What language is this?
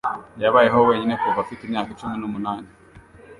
Kinyarwanda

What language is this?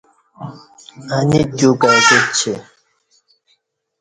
Kati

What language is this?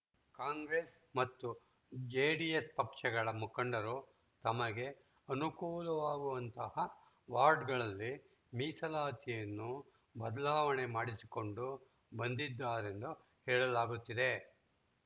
Kannada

